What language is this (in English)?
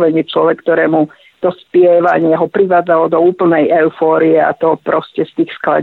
Slovak